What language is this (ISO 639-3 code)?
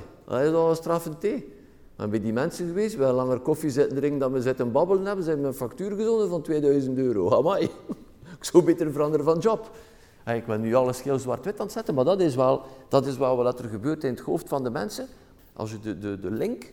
nld